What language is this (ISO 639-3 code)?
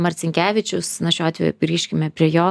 lit